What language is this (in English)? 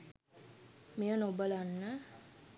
Sinhala